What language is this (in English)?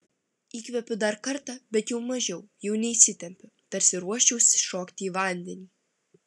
Lithuanian